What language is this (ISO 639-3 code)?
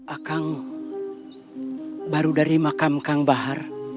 ind